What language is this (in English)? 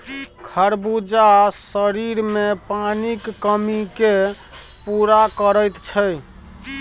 Maithili